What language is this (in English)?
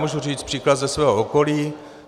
Czech